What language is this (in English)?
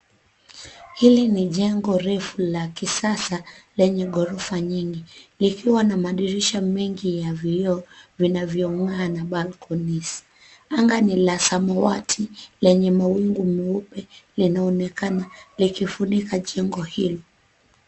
Swahili